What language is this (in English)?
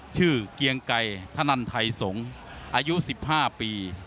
Thai